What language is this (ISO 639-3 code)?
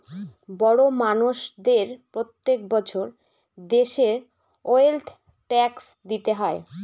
ben